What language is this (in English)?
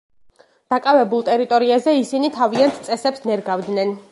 Georgian